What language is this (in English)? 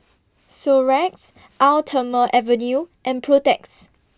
English